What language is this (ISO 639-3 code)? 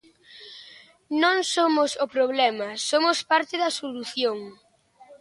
glg